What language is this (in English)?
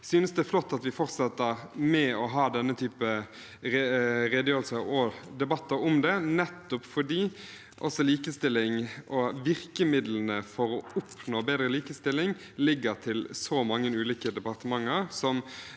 Norwegian